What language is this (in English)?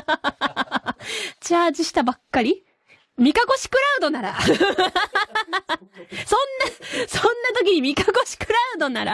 Japanese